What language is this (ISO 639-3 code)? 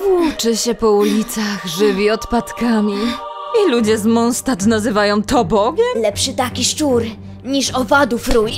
pol